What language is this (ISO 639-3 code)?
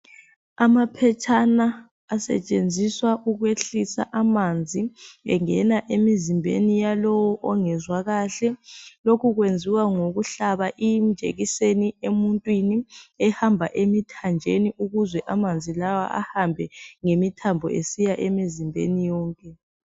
nde